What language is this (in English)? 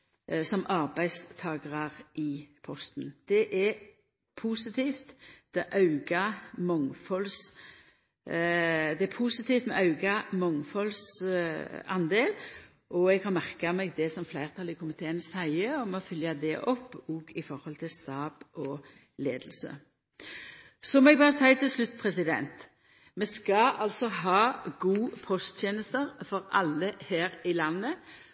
Norwegian Nynorsk